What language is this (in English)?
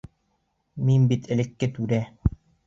Bashkir